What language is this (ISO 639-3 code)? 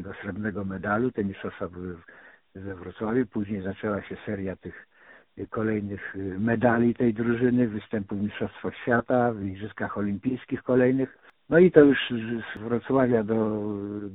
pol